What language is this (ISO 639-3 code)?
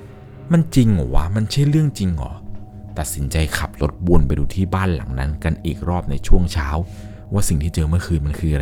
tha